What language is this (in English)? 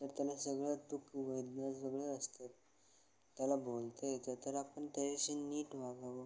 Marathi